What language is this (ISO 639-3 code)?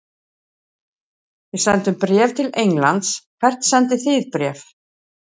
isl